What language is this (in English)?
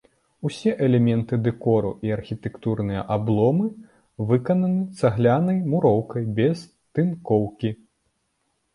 Belarusian